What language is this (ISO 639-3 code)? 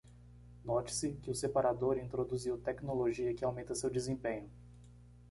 por